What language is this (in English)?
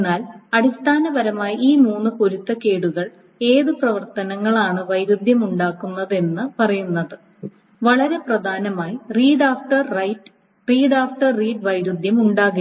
Malayalam